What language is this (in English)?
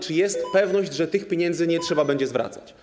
Polish